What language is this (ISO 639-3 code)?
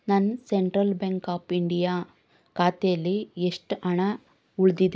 kan